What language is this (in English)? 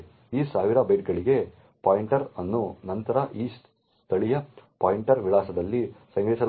Kannada